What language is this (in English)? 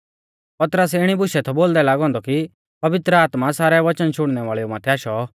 Mahasu Pahari